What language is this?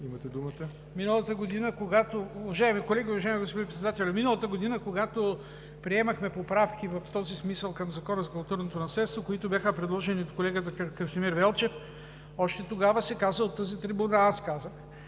Bulgarian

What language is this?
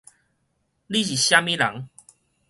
Min Nan Chinese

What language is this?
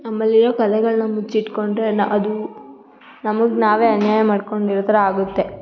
Kannada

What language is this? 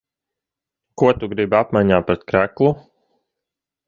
Latvian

